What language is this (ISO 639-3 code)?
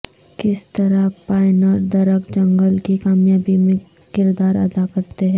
urd